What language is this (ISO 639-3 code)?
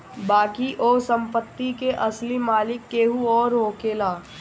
bho